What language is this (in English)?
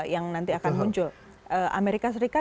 Indonesian